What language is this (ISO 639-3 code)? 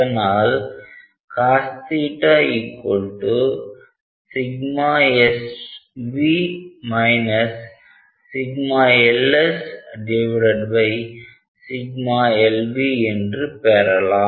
tam